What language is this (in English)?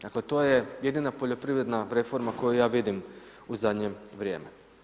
Croatian